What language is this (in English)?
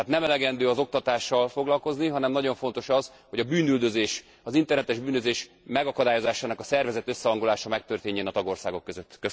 Hungarian